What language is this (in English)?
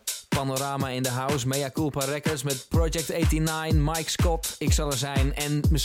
Dutch